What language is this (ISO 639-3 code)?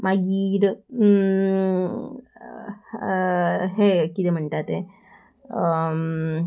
kok